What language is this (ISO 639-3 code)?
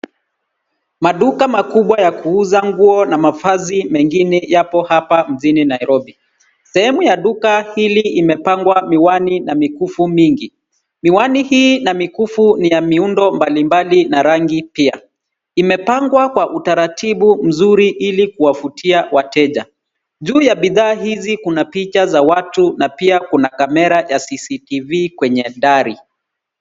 swa